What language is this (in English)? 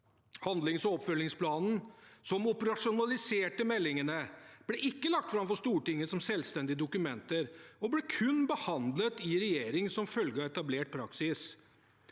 Norwegian